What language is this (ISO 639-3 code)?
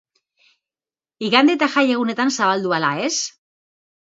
eus